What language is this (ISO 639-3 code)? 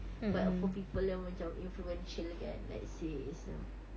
eng